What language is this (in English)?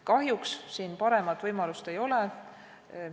Estonian